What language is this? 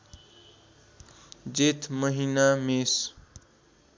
Nepali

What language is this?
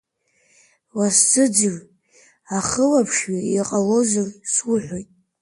Abkhazian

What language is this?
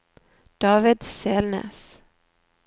Norwegian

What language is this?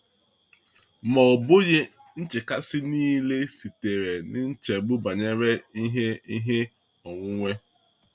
Igbo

